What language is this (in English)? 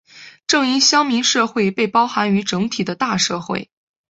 Chinese